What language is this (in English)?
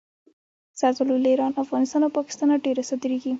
Pashto